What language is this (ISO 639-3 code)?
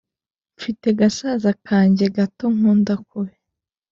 kin